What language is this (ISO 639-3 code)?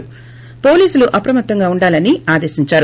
tel